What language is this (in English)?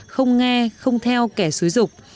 Vietnamese